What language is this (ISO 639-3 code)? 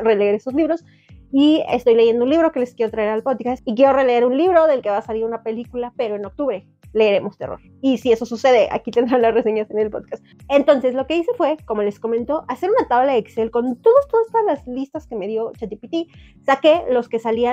spa